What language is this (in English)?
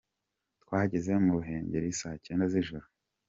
Kinyarwanda